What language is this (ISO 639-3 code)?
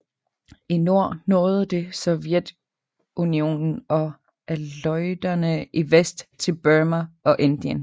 dan